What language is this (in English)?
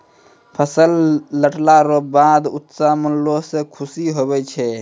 Maithili